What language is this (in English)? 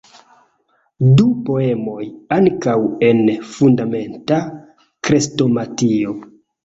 Esperanto